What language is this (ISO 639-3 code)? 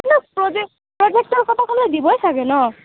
asm